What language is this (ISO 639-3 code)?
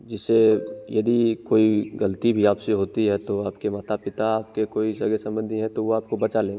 hin